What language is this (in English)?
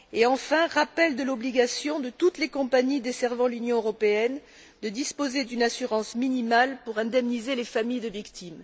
French